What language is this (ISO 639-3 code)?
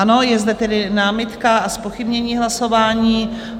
ces